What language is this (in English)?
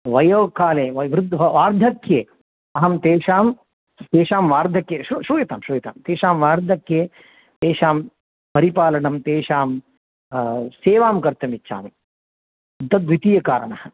Sanskrit